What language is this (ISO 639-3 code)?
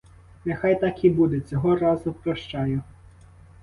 ukr